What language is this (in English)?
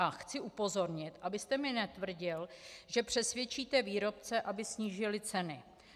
Czech